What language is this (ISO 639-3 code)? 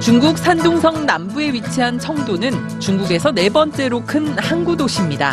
kor